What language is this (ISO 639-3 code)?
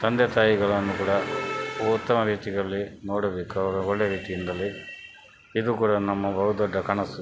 kan